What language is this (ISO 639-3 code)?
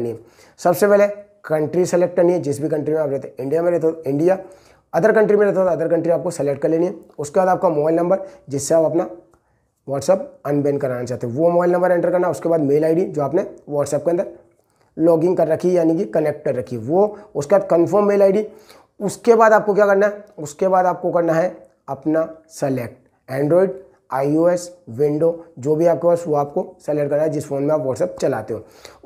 hin